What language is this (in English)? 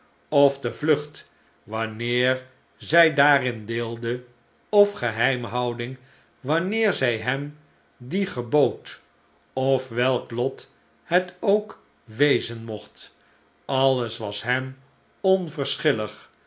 Dutch